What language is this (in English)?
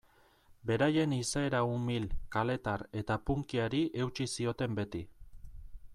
Basque